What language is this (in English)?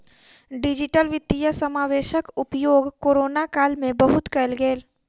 Maithili